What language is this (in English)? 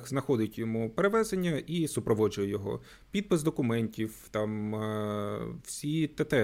Ukrainian